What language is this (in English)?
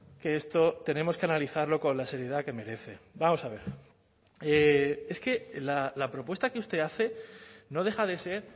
Spanish